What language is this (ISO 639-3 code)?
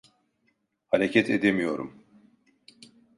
tur